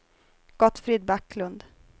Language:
Swedish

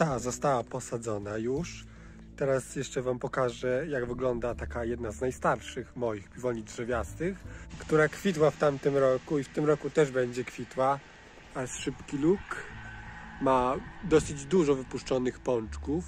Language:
Polish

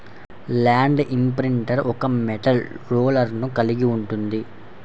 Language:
Telugu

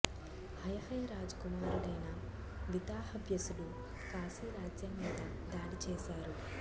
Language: Telugu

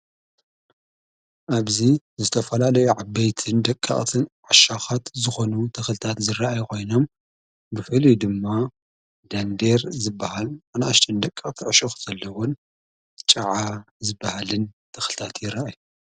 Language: Tigrinya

